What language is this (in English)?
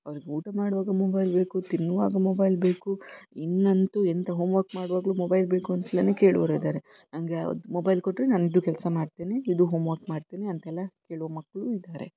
Kannada